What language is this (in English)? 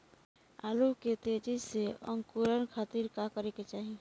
Bhojpuri